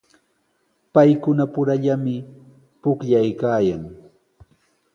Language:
Sihuas Ancash Quechua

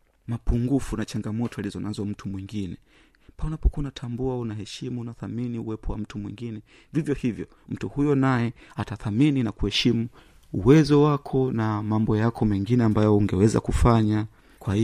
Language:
Swahili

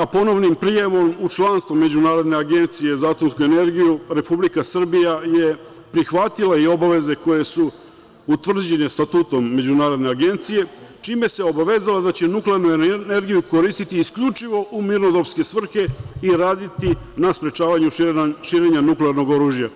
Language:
Serbian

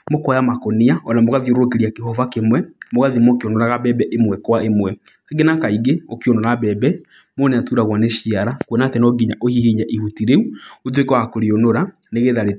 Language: Kikuyu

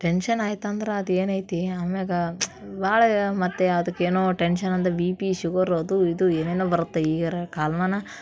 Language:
Kannada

